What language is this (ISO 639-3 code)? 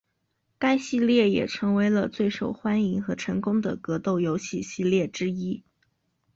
zho